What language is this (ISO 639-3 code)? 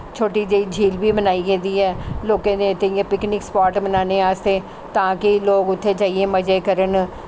doi